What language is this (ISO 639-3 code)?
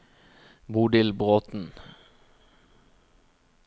nor